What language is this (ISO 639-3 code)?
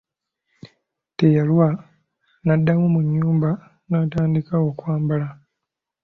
lug